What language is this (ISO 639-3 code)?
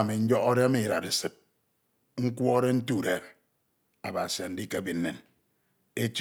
itw